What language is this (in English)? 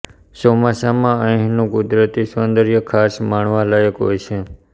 Gujarati